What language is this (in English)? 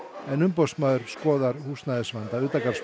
Icelandic